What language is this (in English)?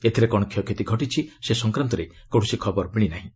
Odia